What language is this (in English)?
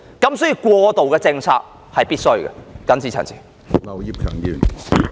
Cantonese